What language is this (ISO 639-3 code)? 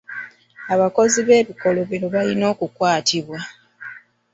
lug